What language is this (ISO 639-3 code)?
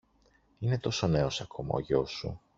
ell